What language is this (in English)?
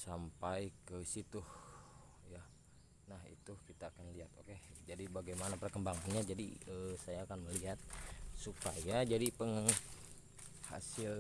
Indonesian